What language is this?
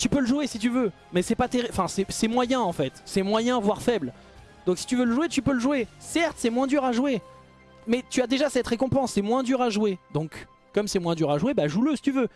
French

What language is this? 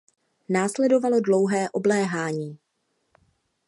Czech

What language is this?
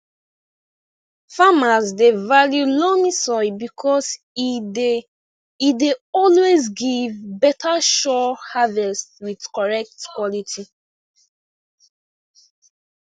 Nigerian Pidgin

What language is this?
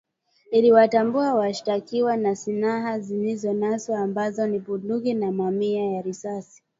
Swahili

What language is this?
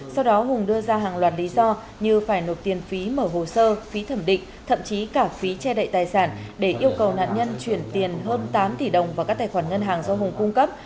Vietnamese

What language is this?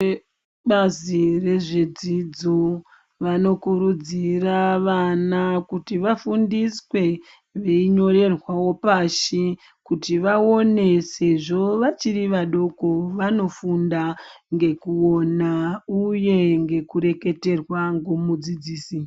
Ndau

